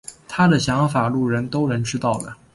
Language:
Chinese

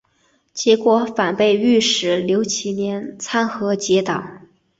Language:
Chinese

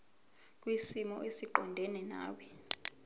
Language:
Zulu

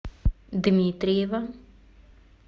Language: Russian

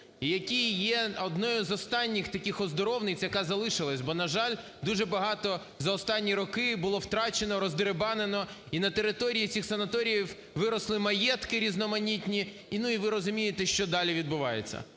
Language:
Ukrainian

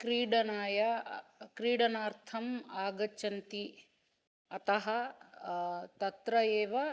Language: Sanskrit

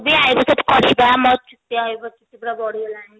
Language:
Odia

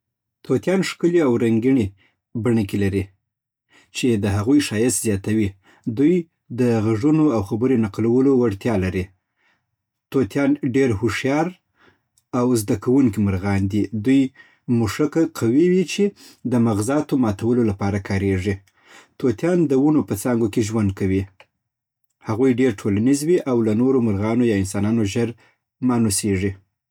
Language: Southern Pashto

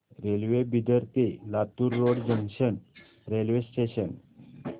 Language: Marathi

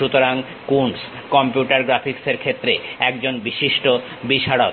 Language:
Bangla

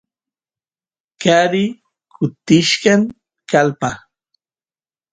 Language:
Santiago del Estero Quichua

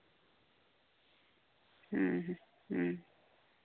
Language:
Santali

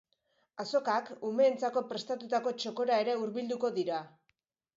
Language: Basque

